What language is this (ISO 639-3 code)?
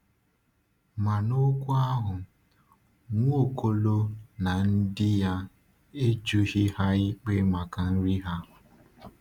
ibo